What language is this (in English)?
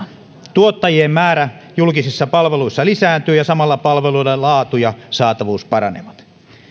Finnish